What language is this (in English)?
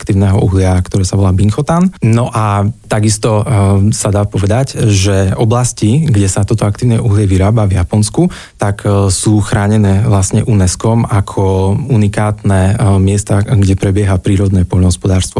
Slovak